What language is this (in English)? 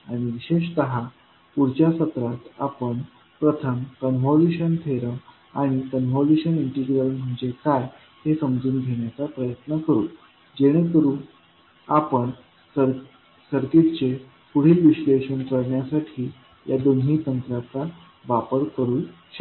Marathi